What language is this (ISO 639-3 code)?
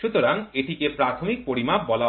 ben